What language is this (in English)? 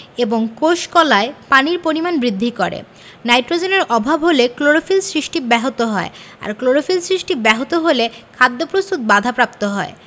Bangla